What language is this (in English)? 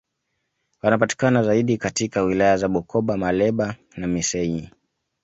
Swahili